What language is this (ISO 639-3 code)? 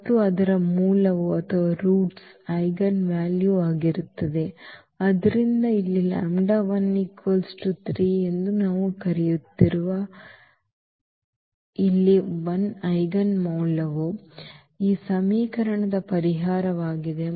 kan